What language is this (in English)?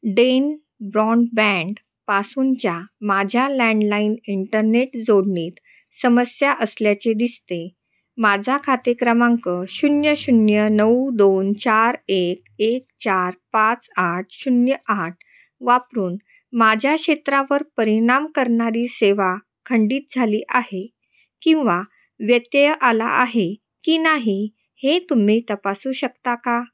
Marathi